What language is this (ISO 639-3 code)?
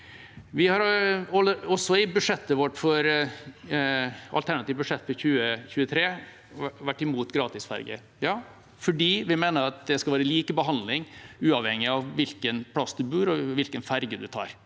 nor